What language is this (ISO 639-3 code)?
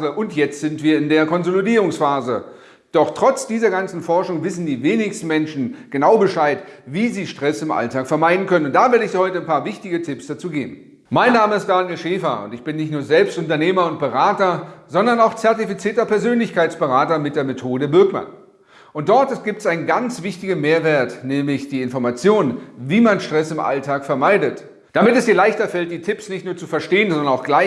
deu